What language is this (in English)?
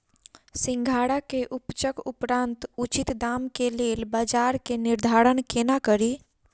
Maithili